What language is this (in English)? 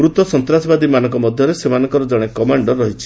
Odia